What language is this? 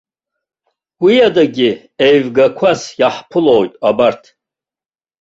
Abkhazian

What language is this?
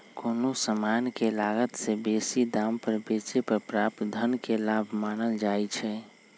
Magahi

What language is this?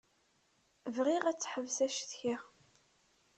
Kabyle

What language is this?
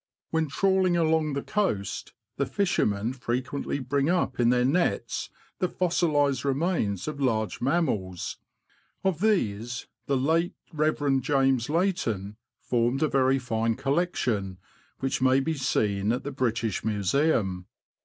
English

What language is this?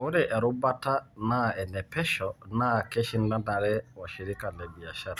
Masai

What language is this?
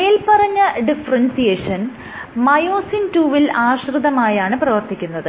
Malayalam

